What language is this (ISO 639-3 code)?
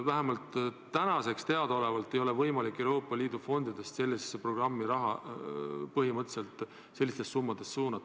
est